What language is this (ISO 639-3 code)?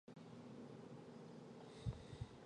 zho